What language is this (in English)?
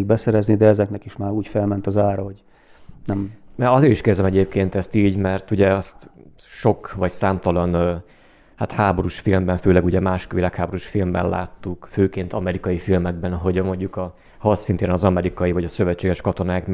Hungarian